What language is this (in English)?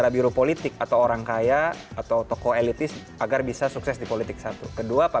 Indonesian